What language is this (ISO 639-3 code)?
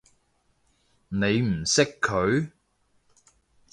yue